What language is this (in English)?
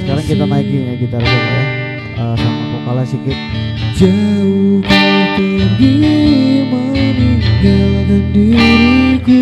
Indonesian